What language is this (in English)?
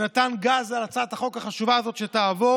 Hebrew